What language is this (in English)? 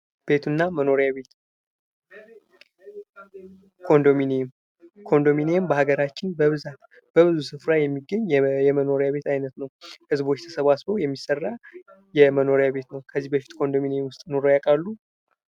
Amharic